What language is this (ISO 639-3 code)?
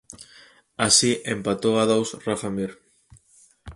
glg